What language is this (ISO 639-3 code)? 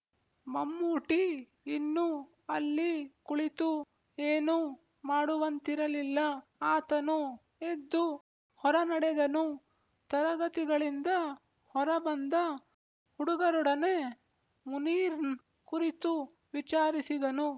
kan